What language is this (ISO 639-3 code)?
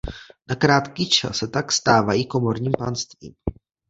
ces